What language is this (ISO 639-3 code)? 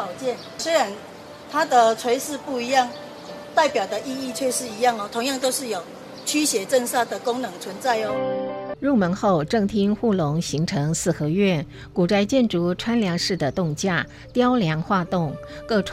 zho